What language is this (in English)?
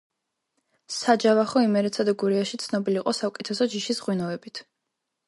Georgian